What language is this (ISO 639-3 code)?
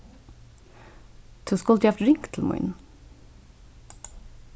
fao